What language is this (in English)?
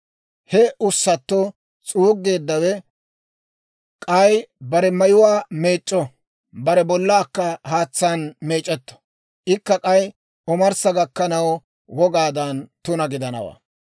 Dawro